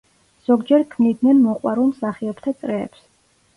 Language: Georgian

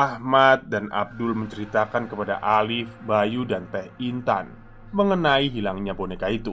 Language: Indonesian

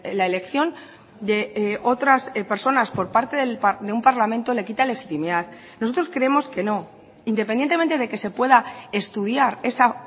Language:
Spanish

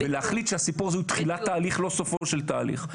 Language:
Hebrew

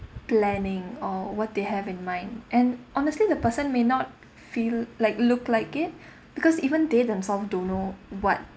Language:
English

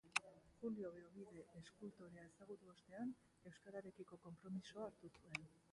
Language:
Basque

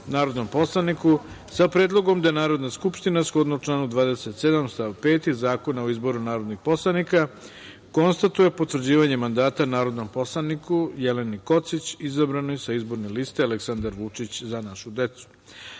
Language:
Serbian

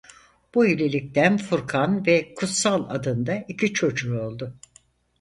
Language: Turkish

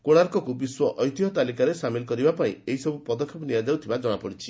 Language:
Odia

